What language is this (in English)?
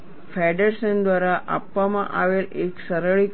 Gujarati